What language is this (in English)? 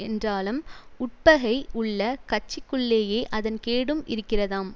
Tamil